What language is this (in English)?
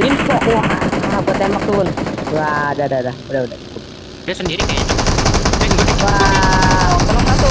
Indonesian